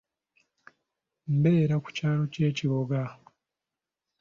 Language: Ganda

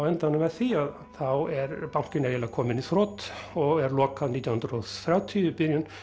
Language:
Icelandic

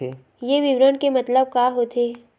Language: Chhattisgarhi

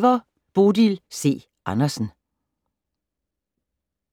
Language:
Danish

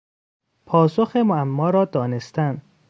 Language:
Persian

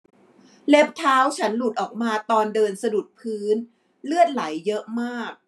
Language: Thai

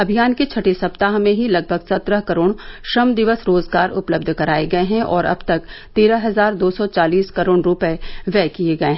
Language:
Hindi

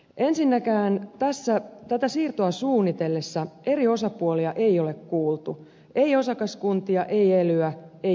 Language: Finnish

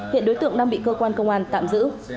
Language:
Vietnamese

